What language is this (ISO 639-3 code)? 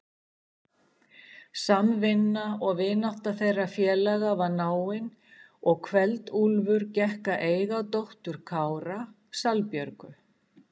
isl